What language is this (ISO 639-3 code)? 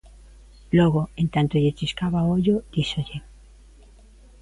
glg